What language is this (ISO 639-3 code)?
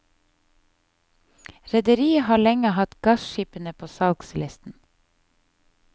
nor